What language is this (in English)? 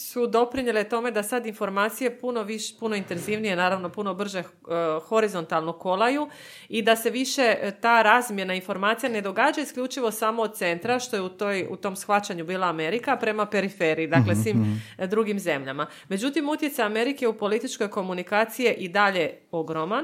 Croatian